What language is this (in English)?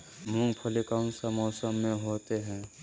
Magahi